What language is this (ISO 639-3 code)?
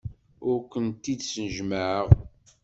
kab